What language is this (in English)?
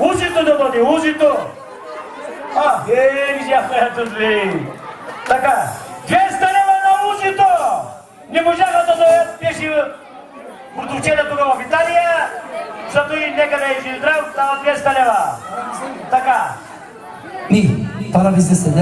Turkish